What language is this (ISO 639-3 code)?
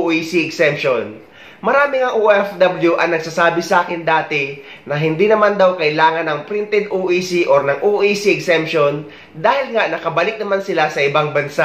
fil